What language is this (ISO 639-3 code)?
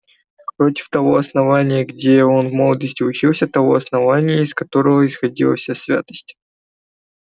rus